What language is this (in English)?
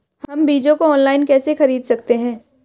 Hindi